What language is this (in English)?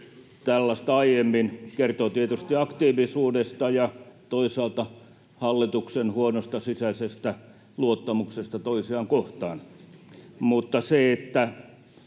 Finnish